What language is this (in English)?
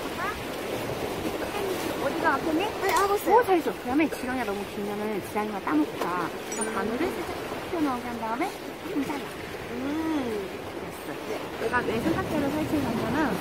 Korean